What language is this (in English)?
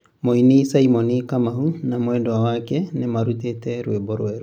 Kikuyu